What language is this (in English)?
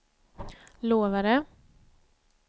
Swedish